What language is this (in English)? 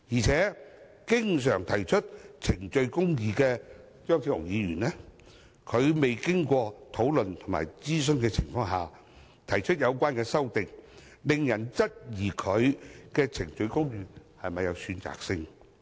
Cantonese